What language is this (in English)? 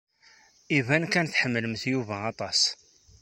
Kabyle